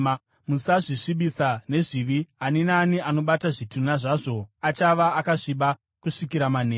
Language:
Shona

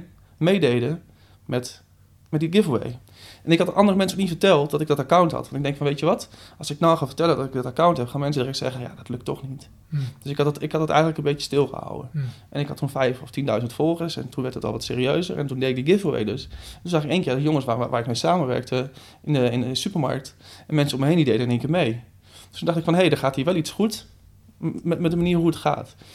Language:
Dutch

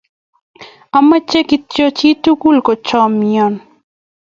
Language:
Kalenjin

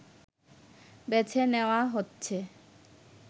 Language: Bangla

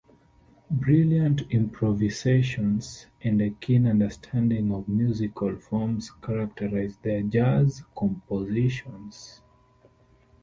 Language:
English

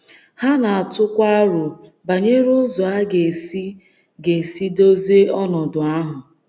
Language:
Igbo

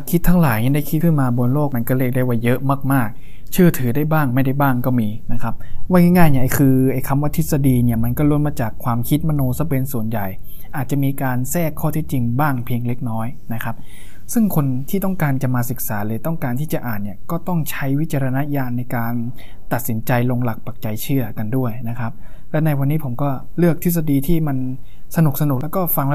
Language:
Thai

